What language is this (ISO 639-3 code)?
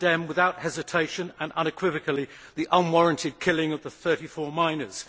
eng